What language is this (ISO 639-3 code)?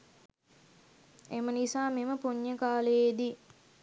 sin